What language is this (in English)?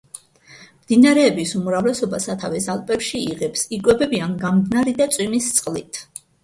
Georgian